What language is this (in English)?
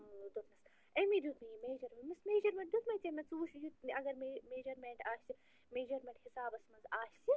Kashmiri